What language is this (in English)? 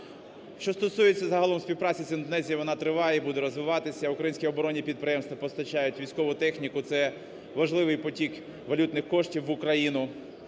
Ukrainian